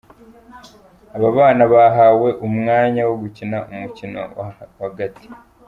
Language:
Kinyarwanda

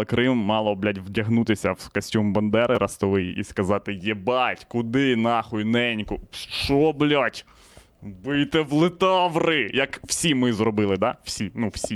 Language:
Ukrainian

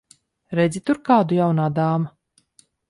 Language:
Latvian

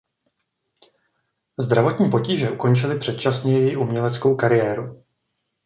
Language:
Czech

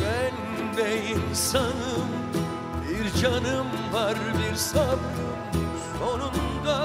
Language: Turkish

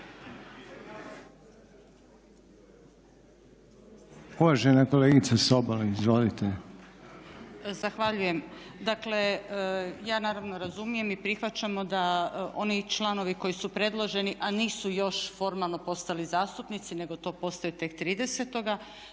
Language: Croatian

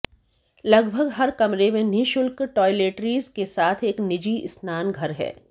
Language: Hindi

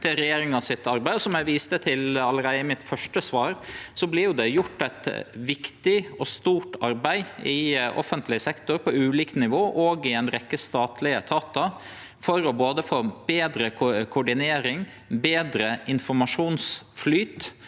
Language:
Norwegian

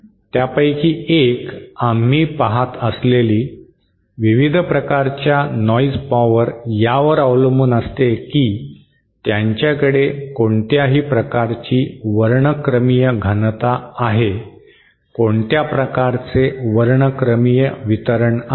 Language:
Marathi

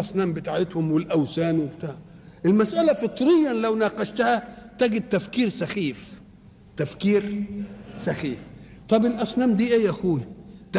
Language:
Arabic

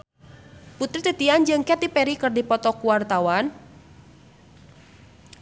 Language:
Sundanese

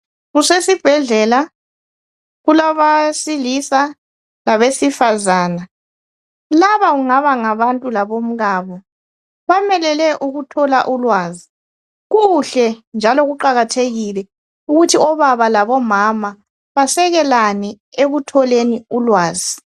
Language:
North Ndebele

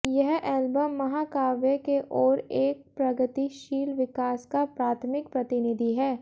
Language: Hindi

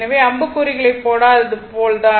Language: Tamil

